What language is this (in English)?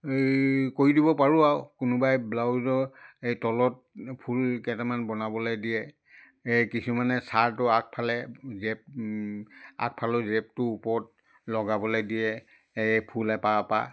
Assamese